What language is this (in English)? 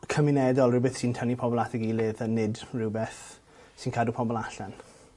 Welsh